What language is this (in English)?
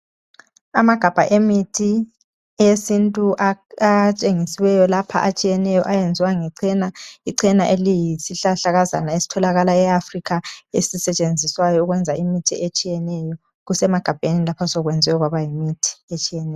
North Ndebele